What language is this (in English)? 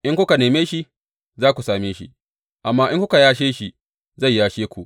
Hausa